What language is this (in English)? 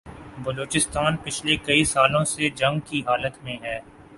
Urdu